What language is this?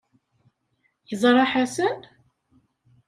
Kabyle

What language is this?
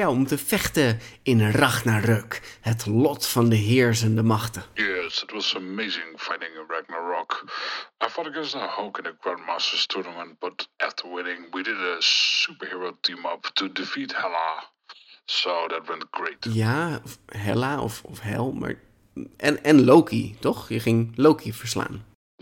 Dutch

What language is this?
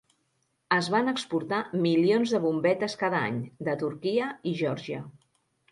Catalan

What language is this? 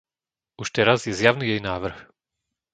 Slovak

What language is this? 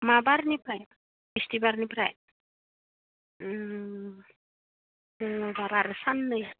Bodo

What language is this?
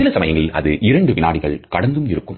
Tamil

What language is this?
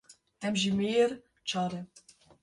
Kurdish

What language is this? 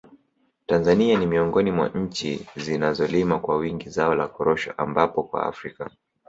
Swahili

